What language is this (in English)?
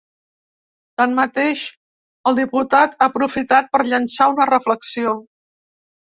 Catalan